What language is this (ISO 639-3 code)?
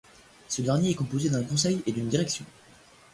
fra